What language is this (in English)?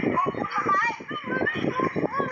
Thai